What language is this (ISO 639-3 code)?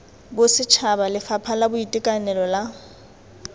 tsn